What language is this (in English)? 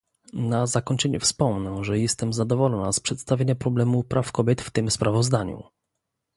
Polish